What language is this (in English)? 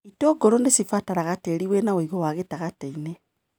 Kikuyu